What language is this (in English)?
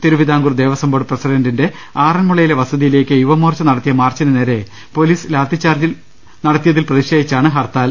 Malayalam